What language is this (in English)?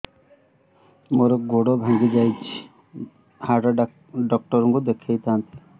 Odia